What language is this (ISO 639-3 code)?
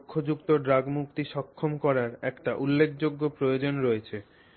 ben